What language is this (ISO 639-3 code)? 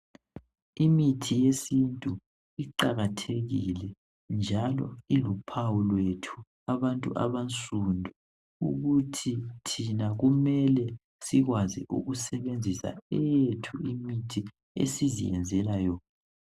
nde